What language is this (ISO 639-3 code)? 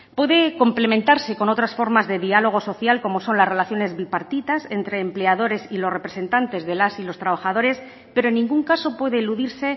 spa